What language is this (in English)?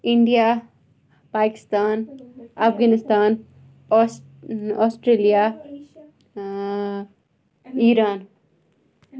Kashmiri